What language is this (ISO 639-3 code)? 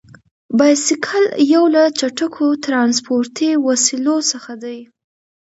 pus